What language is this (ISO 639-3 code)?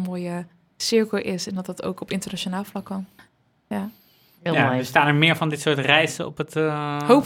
nld